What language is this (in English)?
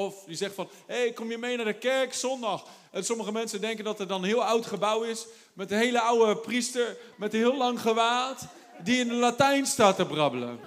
Dutch